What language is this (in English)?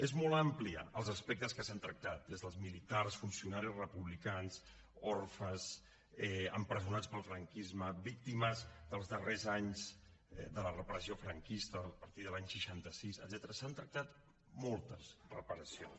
Catalan